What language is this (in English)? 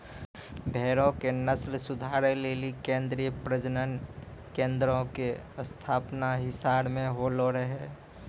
Maithili